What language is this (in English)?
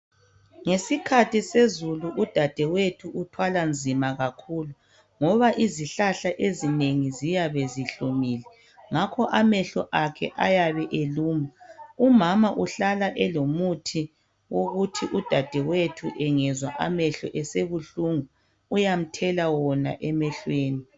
North Ndebele